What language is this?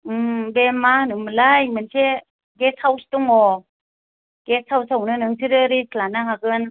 Bodo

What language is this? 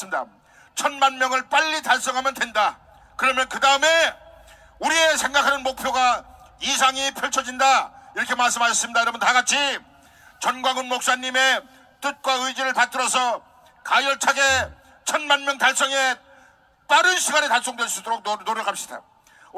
Korean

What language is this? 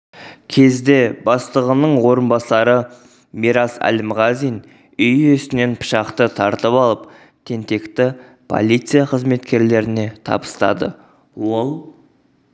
Kazakh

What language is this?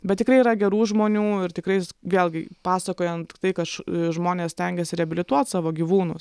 Lithuanian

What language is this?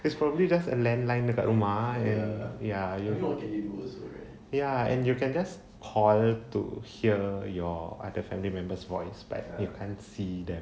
English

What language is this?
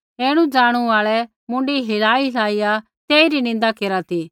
Kullu Pahari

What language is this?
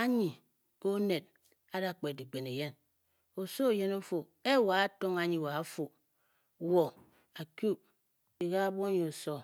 Bokyi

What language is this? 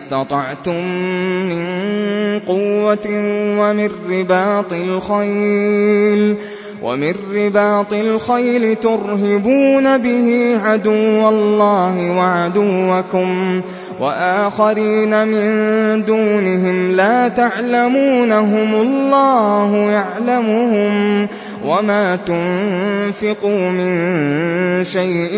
Arabic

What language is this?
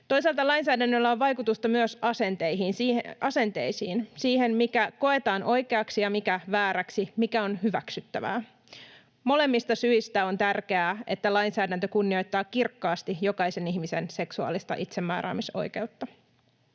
Finnish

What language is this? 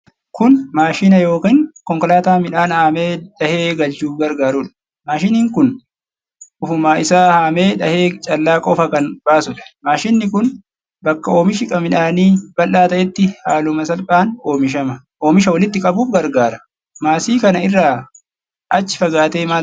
Oromo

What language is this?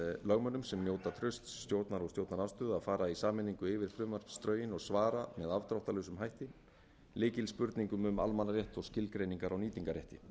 Icelandic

